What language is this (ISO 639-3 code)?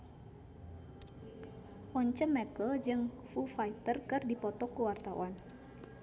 sun